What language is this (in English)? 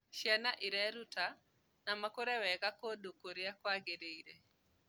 Kikuyu